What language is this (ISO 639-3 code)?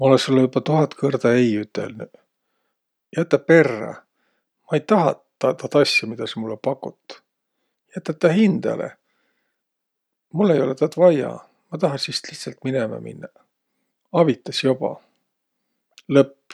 vro